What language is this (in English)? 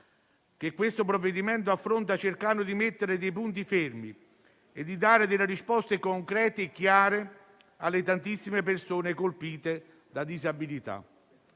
Italian